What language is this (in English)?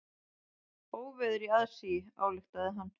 Icelandic